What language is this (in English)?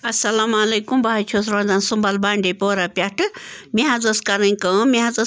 Kashmiri